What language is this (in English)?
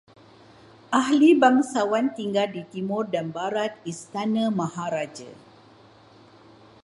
Malay